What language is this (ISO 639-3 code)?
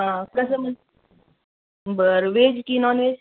mar